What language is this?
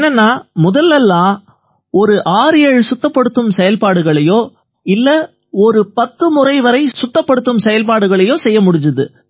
Tamil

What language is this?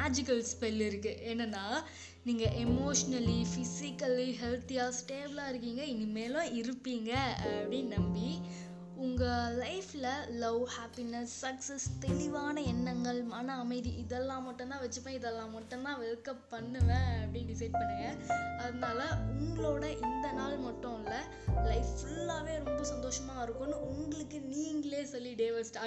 Tamil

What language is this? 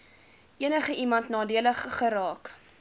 Afrikaans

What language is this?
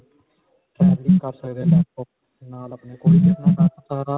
Punjabi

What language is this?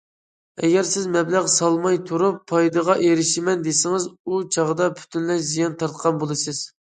Uyghur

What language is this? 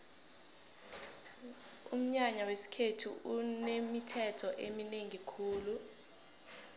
South Ndebele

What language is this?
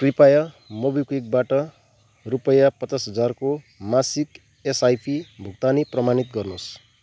Nepali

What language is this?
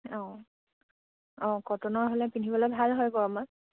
Assamese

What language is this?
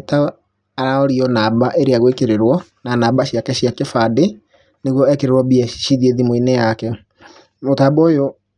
Kikuyu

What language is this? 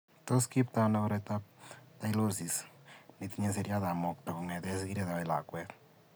Kalenjin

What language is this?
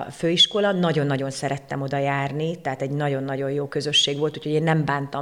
Hungarian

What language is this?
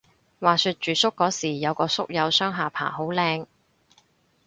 Cantonese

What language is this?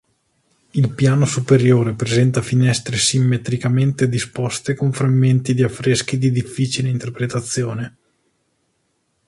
Italian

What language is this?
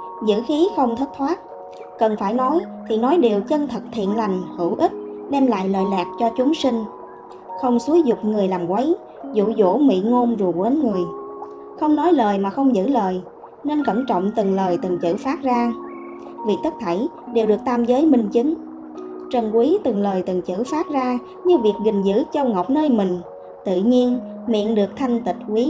Vietnamese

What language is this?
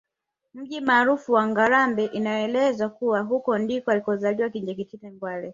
Swahili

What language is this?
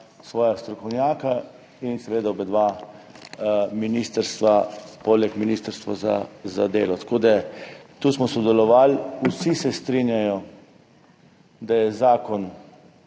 Slovenian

